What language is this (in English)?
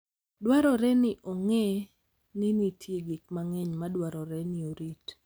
Luo (Kenya and Tanzania)